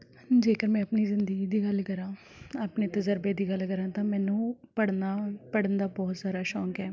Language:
Punjabi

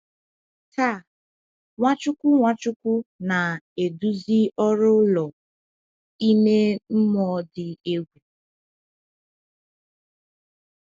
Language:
Igbo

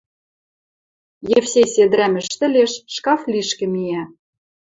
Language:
Western Mari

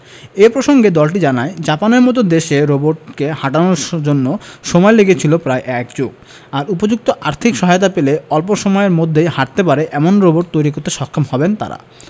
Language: Bangla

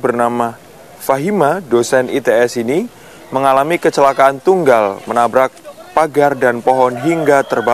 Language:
Indonesian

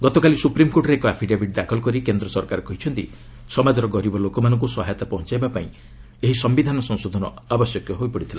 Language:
Odia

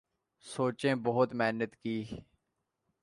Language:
Urdu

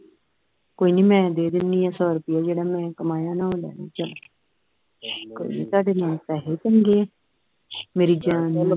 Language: Punjabi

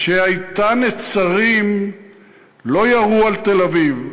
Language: Hebrew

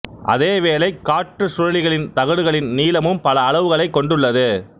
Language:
Tamil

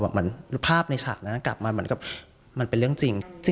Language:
Thai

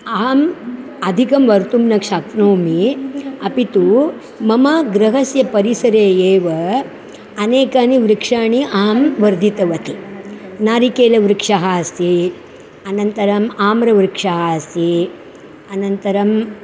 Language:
Sanskrit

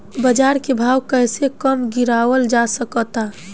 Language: Bhojpuri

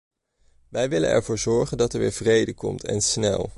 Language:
Dutch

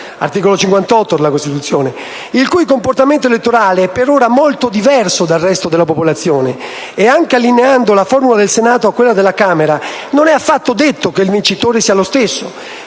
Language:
Italian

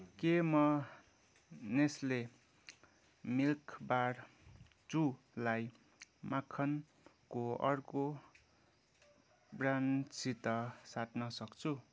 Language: Nepali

